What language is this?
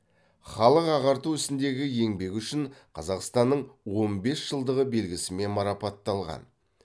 Kazakh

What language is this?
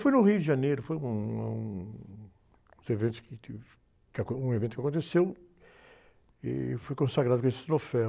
Portuguese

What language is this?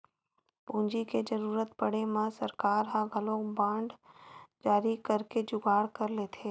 Chhattisgarhi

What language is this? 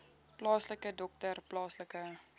Afrikaans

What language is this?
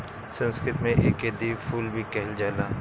Bhojpuri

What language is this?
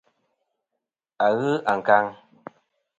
Kom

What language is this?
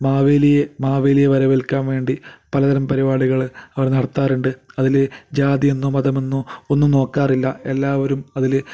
Malayalam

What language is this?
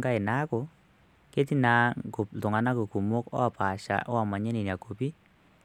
Masai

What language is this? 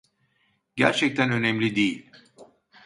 Turkish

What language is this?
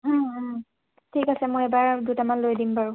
Assamese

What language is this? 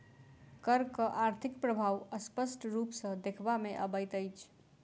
Maithili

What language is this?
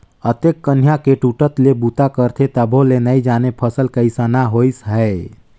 Chhattisgarhi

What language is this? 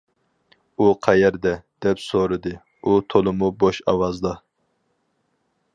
Uyghur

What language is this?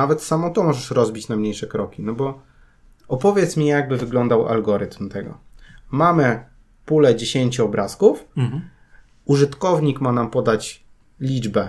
Polish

